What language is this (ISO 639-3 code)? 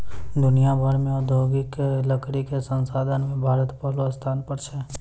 mai